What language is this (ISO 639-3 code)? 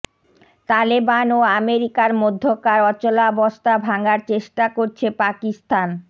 ben